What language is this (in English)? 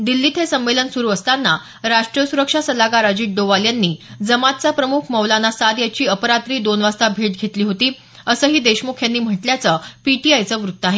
Marathi